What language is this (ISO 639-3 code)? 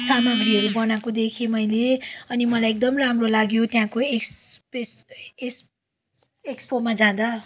nep